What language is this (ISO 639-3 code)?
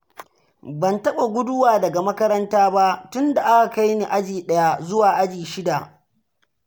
hau